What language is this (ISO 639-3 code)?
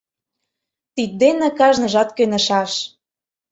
chm